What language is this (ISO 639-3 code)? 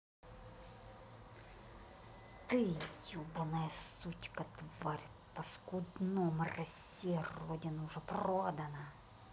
rus